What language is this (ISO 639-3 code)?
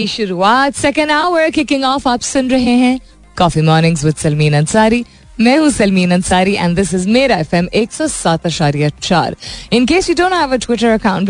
hin